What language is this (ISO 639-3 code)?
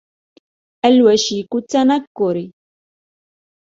ara